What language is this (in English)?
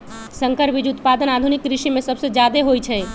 Magahi